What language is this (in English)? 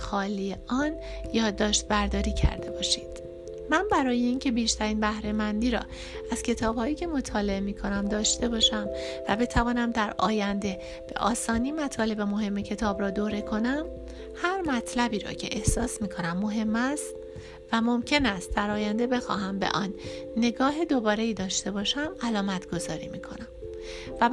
Persian